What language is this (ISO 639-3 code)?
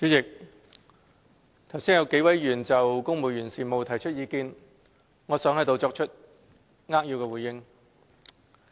yue